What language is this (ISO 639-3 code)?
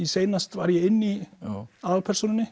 isl